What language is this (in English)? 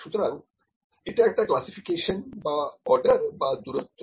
Bangla